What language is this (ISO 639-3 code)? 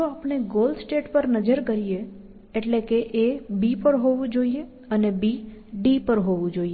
guj